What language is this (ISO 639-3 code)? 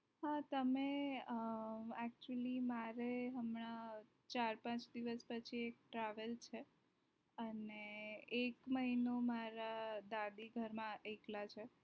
guj